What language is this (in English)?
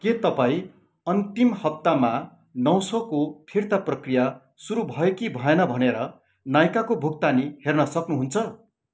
Nepali